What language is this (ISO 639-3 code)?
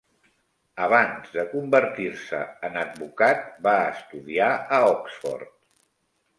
cat